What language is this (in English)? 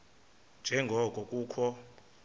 Xhosa